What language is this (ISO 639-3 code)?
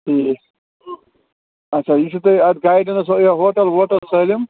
kas